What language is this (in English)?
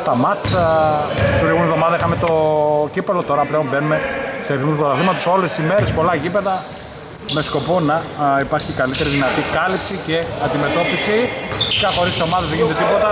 Greek